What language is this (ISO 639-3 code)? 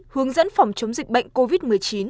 vie